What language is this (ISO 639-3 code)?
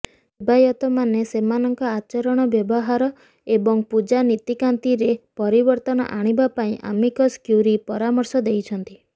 ori